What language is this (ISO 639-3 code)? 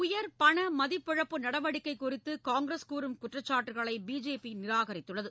tam